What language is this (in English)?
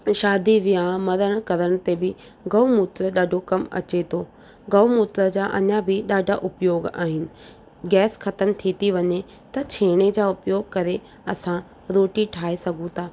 Sindhi